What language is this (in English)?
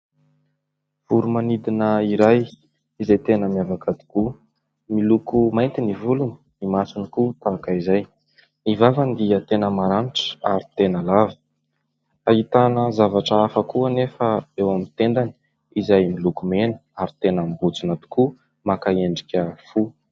Malagasy